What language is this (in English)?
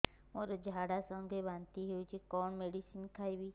Odia